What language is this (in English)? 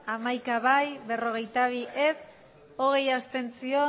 Basque